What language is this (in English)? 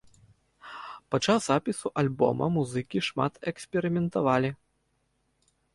Belarusian